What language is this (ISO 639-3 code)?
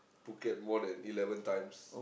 eng